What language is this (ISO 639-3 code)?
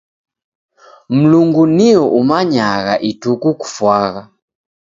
dav